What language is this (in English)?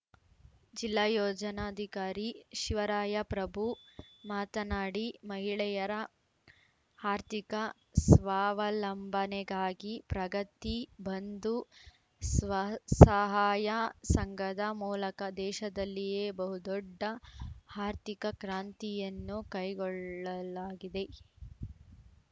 Kannada